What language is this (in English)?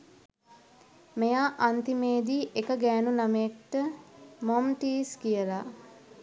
Sinhala